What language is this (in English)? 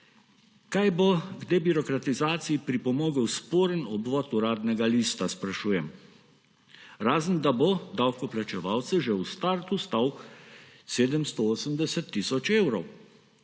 Slovenian